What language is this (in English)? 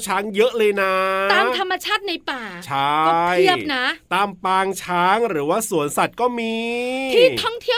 Thai